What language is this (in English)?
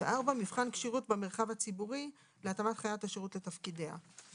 Hebrew